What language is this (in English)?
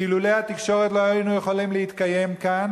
Hebrew